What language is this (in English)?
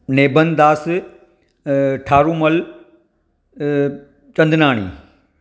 Sindhi